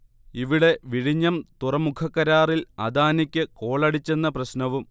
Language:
Malayalam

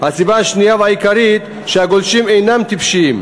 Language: Hebrew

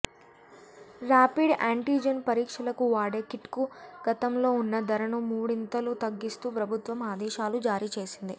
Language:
Telugu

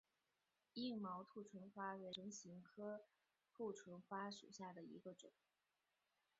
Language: Chinese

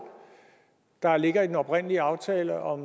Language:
Danish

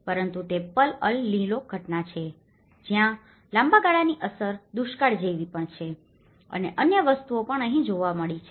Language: Gujarati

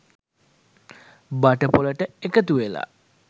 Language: Sinhala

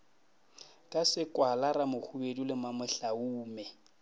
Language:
Northern Sotho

